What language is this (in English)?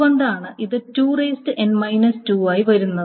Malayalam